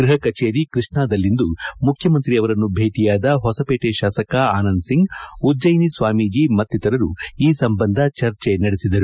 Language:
Kannada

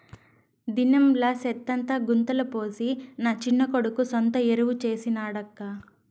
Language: Telugu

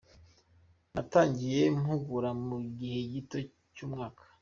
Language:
Kinyarwanda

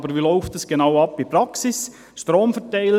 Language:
Swiss German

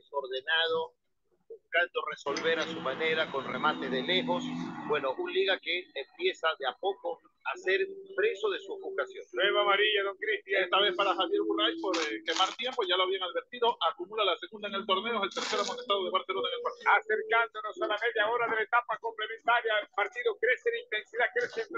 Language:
Spanish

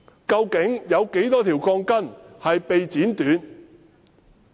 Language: Cantonese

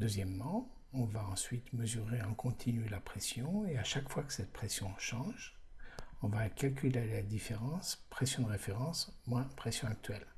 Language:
French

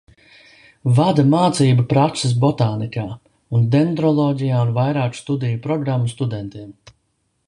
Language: Latvian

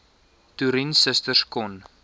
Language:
Afrikaans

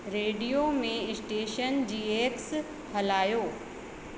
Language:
Sindhi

